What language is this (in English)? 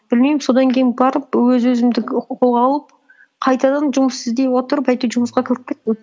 Kazakh